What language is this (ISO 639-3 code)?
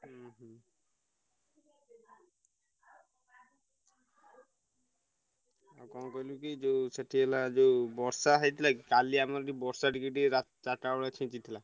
ori